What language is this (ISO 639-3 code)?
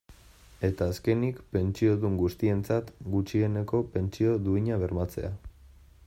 eus